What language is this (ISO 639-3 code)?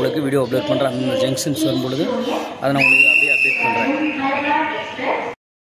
kor